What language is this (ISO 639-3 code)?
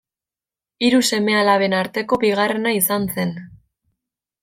eus